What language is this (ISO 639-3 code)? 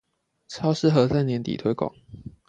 zho